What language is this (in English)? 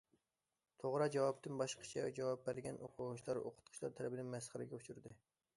Uyghur